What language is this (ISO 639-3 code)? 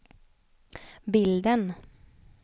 swe